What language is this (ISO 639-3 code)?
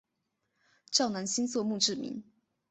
zho